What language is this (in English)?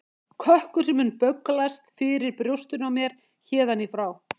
Icelandic